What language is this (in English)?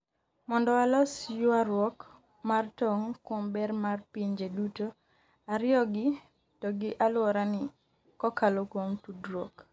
Luo (Kenya and Tanzania)